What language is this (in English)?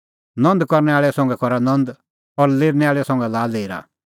Kullu Pahari